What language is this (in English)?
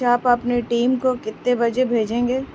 Urdu